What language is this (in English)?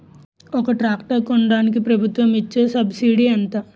Telugu